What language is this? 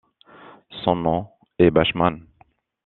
French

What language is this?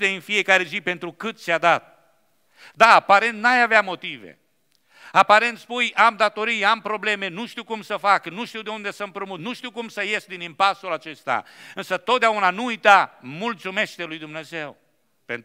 Romanian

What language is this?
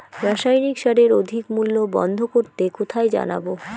Bangla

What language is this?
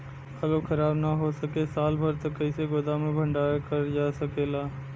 Bhojpuri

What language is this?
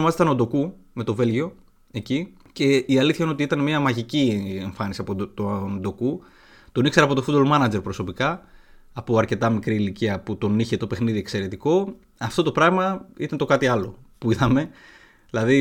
Greek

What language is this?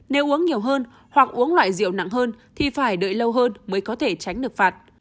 Vietnamese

